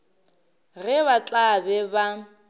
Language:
Northern Sotho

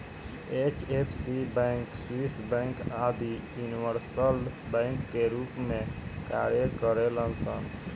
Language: Bhojpuri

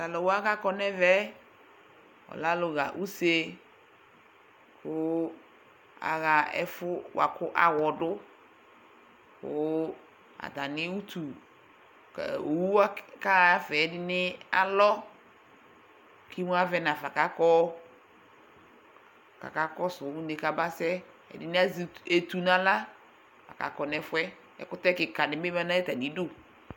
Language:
Ikposo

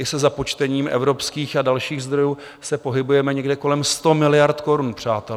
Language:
Czech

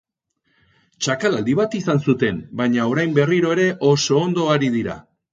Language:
Basque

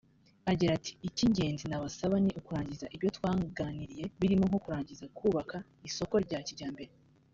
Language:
Kinyarwanda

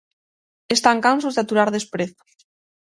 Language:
Galician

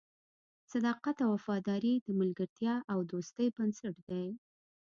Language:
Pashto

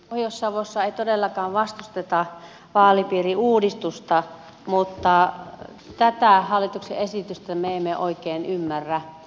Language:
Finnish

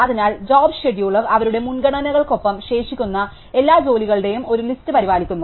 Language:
Malayalam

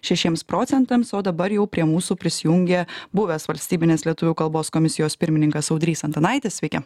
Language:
Lithuanian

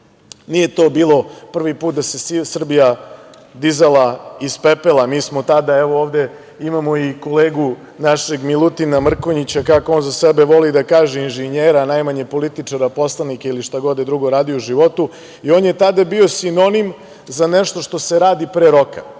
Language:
Serbian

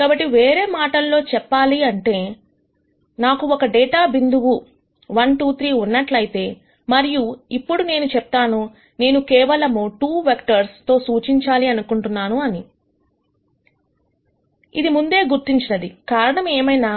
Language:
Telugu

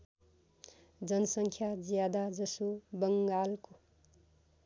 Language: Nepali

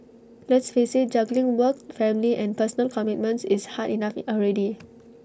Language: English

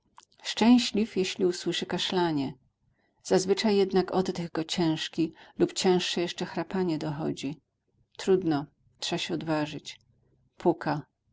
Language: Polish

